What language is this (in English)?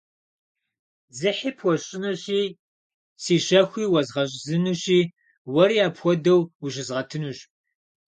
Kabardian